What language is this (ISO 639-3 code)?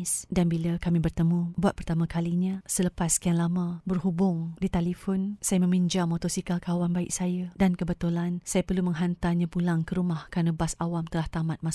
msa